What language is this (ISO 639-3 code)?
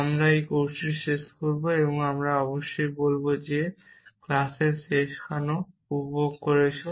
ben